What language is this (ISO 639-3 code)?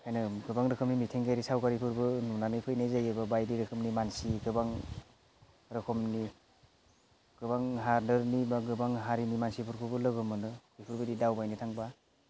brx